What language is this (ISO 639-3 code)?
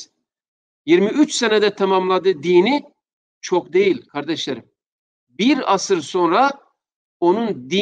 tur